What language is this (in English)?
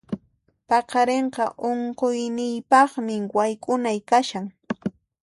Puno Quechua